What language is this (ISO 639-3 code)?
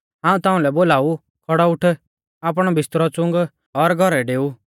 bfz